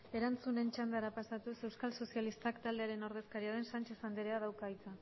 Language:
Basque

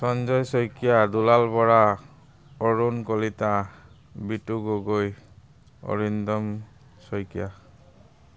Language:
Assamese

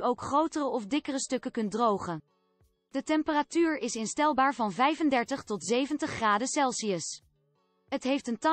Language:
Dutch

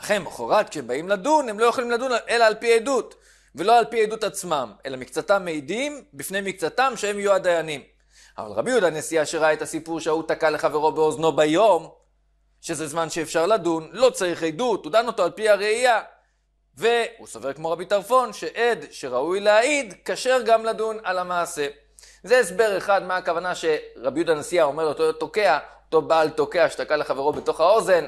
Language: Hebrew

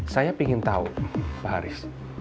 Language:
Indonesian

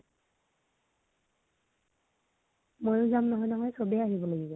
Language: Assamese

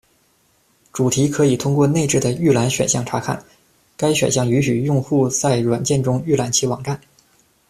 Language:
Chinese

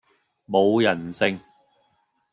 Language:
Cantonese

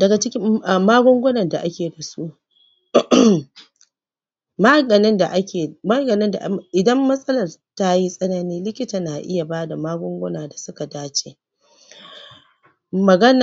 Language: Hausa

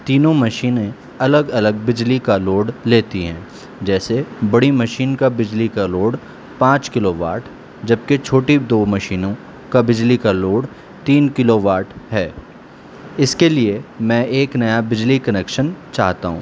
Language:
Urdu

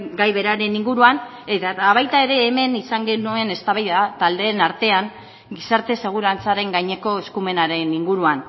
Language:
Basque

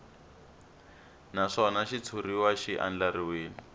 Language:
Tsonga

